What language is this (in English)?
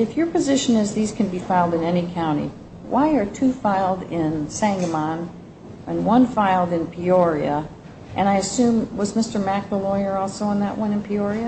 English